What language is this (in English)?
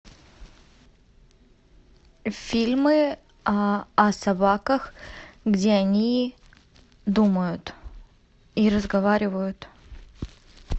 Russian